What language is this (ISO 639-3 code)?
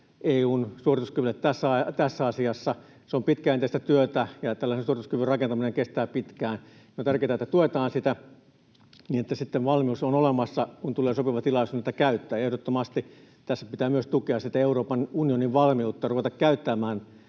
fin